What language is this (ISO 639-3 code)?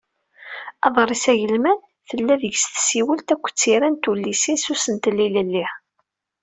kab